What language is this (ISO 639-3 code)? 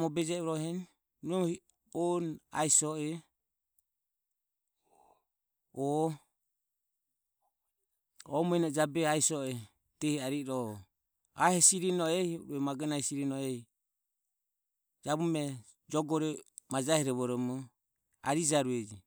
aom